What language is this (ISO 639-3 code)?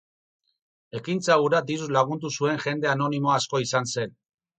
eus